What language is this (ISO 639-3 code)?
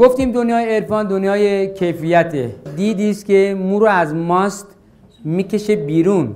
fas